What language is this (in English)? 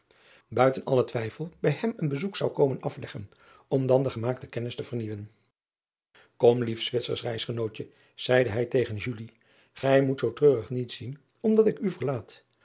Dutch